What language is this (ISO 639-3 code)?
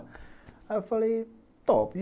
por